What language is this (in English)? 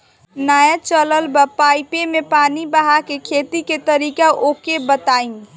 Bhojpuri